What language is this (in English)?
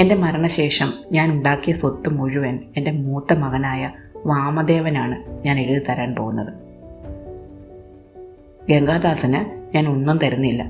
Malayalam